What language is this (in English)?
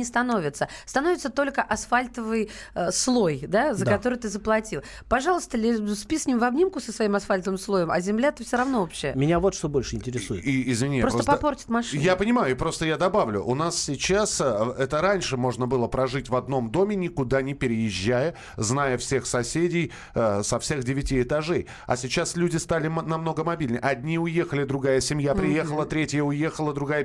Russian